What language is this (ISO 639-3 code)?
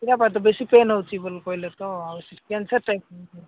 ori